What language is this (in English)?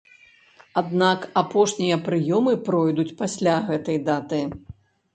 Belarusian